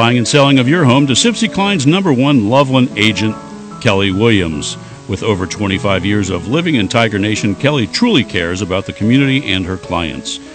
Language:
English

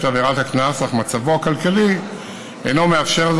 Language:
Hebrew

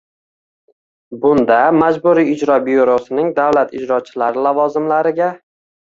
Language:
Uzbek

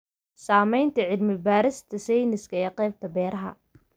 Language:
Somali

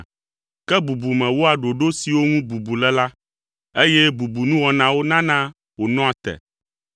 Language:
Ewe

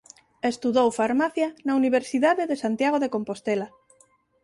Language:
Galician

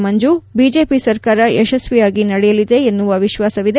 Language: Kannada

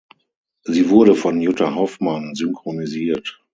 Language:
German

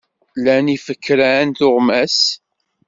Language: Kabyle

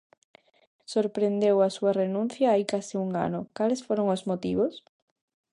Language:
Galician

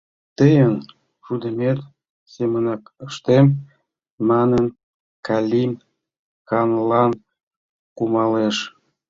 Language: Mari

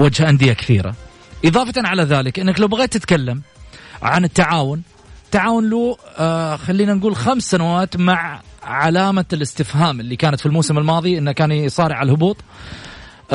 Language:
Arabic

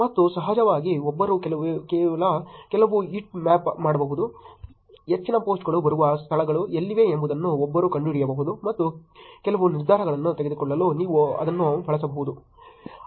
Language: Kannada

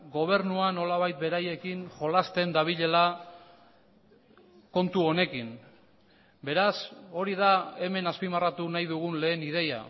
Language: Basque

